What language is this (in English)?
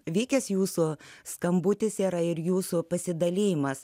Lithuanian